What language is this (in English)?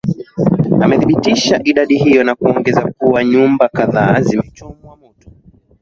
Swahili